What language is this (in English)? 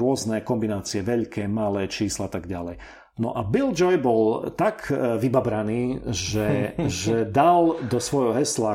Slovak